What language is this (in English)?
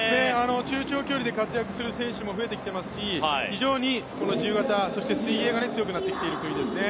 Japanese